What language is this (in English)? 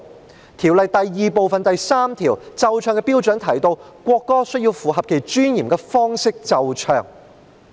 Cantonese